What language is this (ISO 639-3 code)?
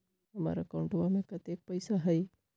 mag